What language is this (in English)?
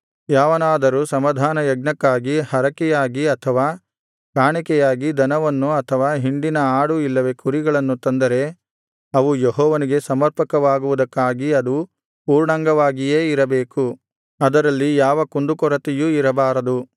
Kannada